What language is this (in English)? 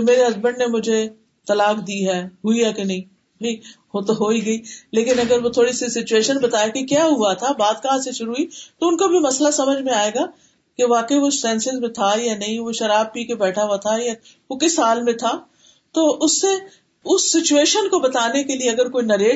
Urdu